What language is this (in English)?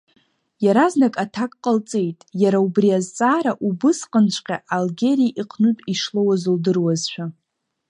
Abkhazian